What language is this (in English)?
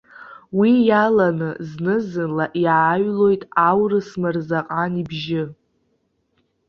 Abkhazian